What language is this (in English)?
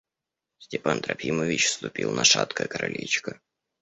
Russian